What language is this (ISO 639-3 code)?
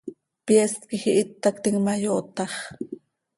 sei